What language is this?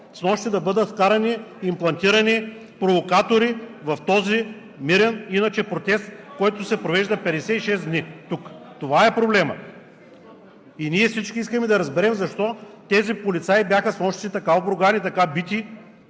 Bulgarian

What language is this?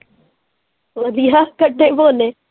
Punjabi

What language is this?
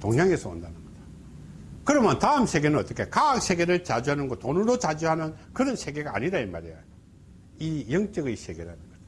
Korean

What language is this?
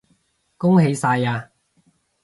Cantonese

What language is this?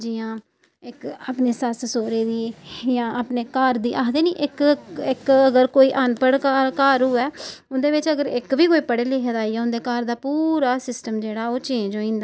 Dogri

